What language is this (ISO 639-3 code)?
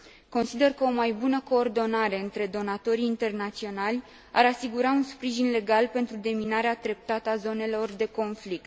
ron